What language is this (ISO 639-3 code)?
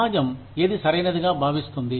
tel